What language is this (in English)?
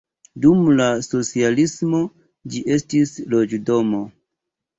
Esperanto